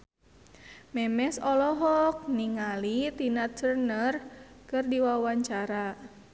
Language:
Sundanese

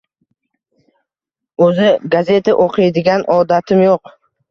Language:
Uzbek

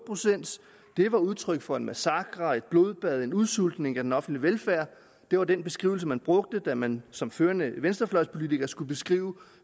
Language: Danish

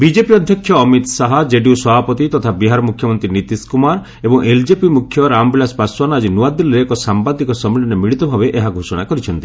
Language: Odia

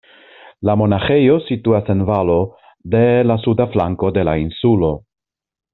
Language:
Esperanto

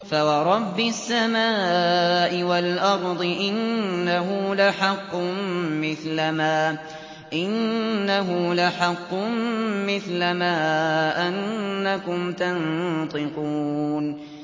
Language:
Arabic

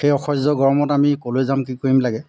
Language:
Assamese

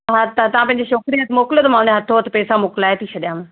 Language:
Sindhi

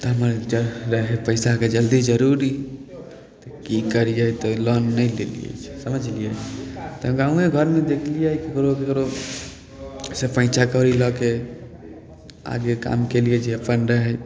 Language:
Maithili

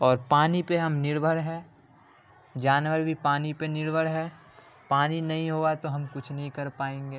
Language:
Urdu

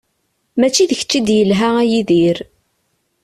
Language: Kabyle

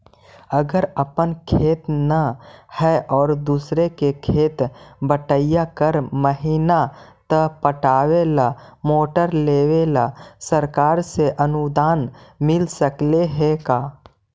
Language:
Magahi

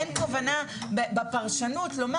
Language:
Hebrew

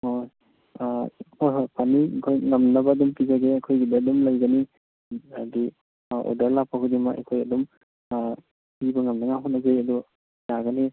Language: Manipuri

